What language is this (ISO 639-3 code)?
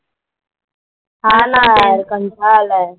mar